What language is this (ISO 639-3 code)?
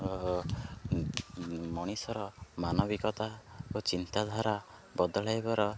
ori